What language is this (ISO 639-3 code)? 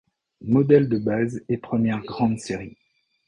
fra